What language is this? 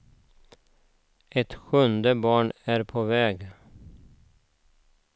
Swedish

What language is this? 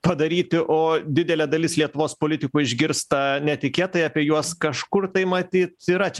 Lithuanian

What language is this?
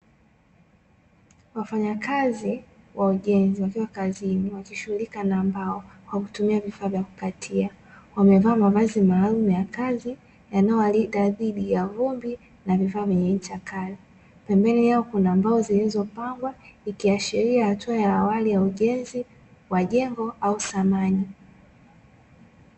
Swahili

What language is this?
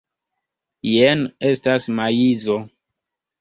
Esperanto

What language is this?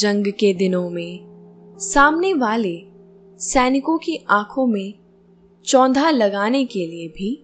Hindi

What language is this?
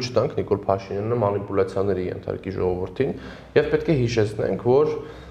Romanian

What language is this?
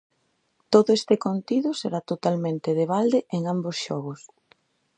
Galician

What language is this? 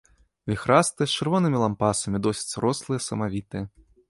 Belarusian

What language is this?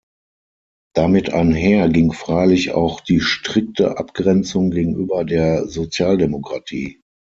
German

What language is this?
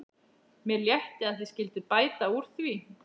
Icelandic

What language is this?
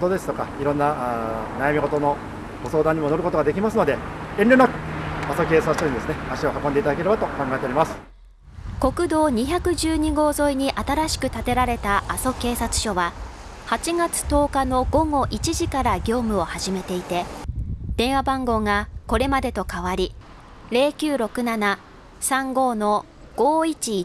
Japanese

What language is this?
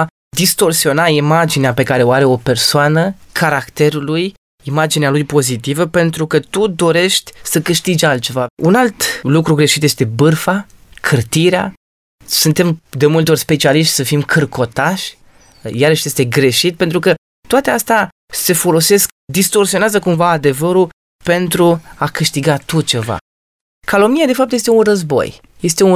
Romanian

